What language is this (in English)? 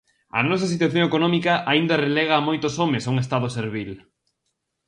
Galician